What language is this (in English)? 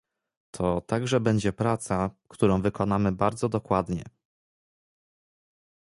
Polish